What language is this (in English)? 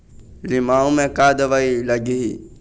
Chhattisgarhi